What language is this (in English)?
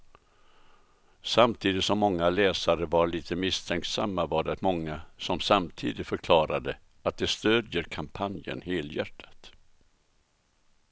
Swedish